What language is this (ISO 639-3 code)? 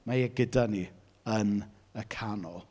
cym